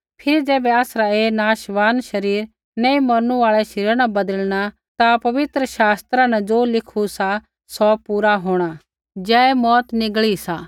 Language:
Kullu Pahari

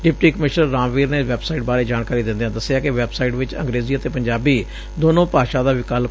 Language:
Punjabi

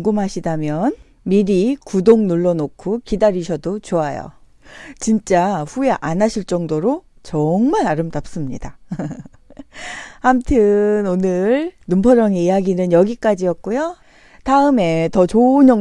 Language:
Korean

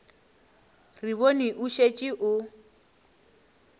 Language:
Northern Sotho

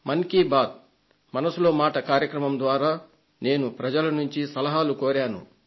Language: Telugu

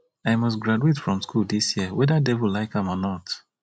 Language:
Nigerian Pidgin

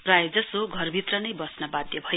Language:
Nepali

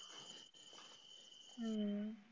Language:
Marathi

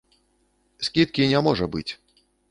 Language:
Belarusian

